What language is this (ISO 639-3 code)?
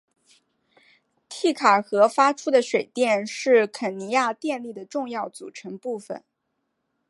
zho